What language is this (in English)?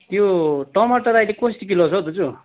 Nepali